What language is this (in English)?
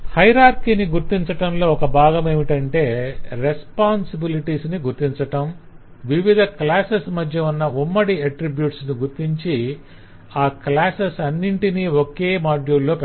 Telugu